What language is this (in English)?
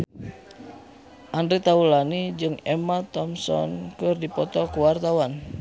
Sundanese